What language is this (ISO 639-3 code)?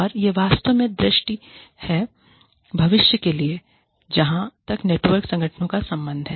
hin